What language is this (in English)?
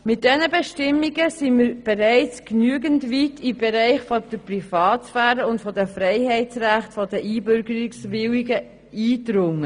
Swiss German